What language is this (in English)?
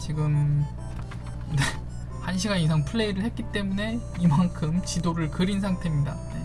Korean